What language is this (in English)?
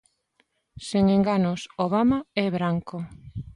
Galician